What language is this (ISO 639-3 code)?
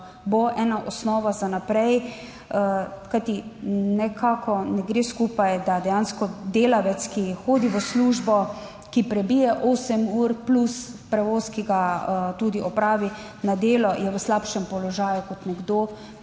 slv